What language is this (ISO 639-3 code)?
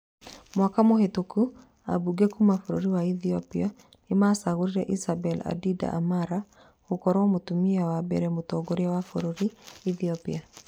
kik